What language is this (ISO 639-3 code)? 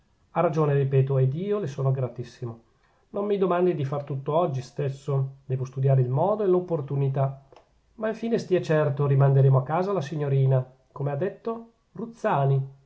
ita